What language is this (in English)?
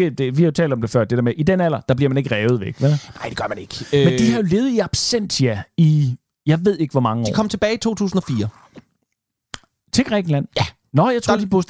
Danish